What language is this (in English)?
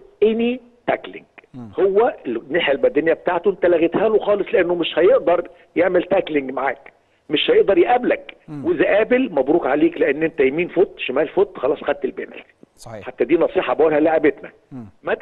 Arabic